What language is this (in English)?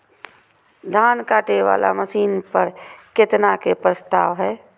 Maithili